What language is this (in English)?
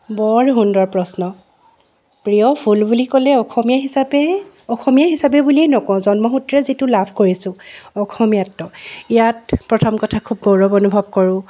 Assamese